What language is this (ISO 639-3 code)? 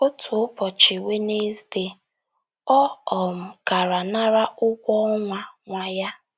ibo